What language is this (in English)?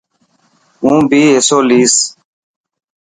Dhatki